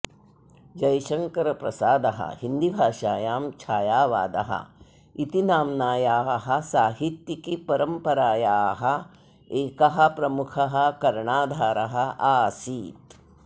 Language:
Sanskrit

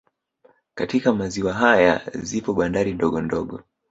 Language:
Swahili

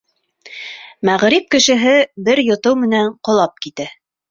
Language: Bashkir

